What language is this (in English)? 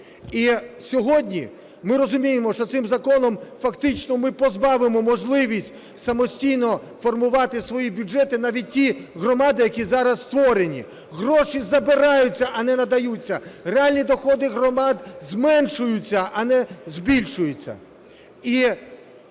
Ukrainian